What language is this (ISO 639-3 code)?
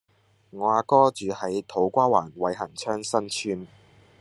yue